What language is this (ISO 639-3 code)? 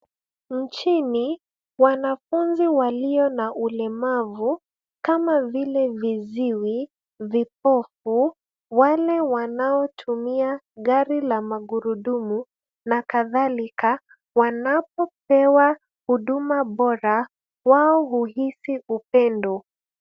swa